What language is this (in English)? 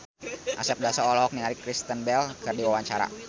Sundanese